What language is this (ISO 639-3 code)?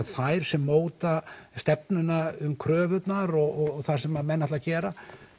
isl